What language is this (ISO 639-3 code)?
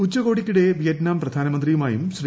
mal